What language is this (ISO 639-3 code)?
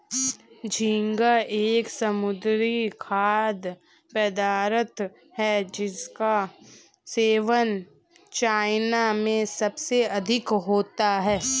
hin